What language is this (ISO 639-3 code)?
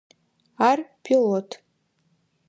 ady